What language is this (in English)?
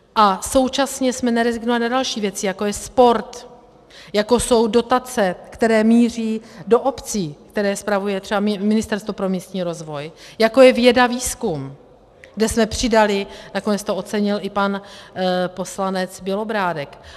Czech